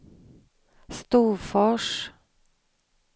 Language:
Swedish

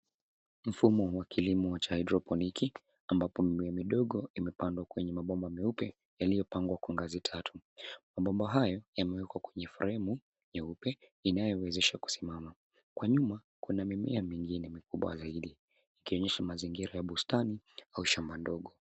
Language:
Swahili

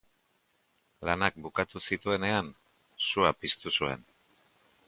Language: Basque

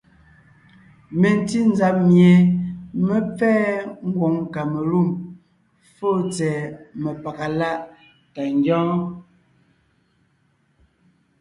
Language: Ngiemboon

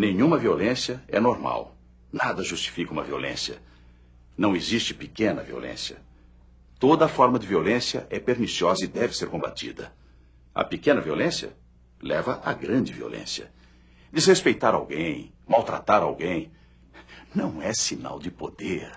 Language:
Portuguese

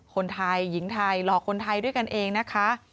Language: Thai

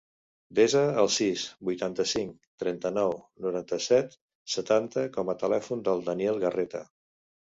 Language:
Catalan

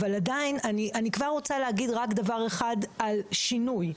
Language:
Hebrew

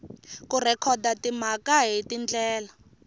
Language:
Tsonga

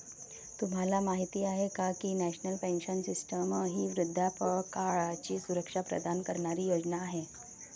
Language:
Marathi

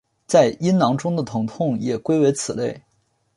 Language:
Chinese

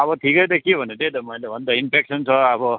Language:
Nepali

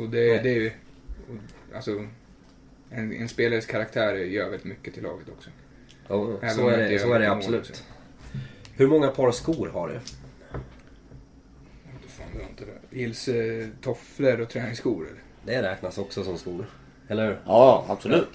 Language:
Swedish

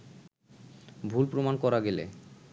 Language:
Bangla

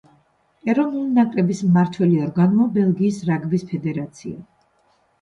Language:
Georgian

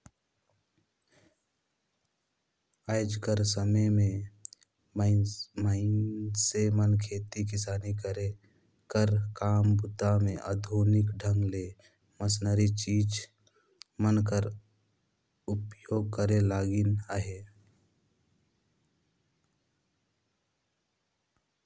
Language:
Chhattisgarhi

